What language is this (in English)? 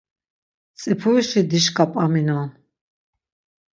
Laz